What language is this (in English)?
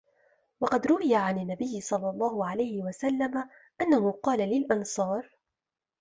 Arabic